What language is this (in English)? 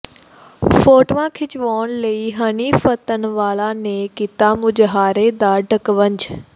Punjabi